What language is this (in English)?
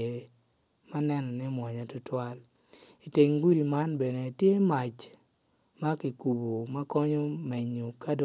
Acoli